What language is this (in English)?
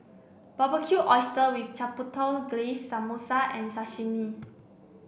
English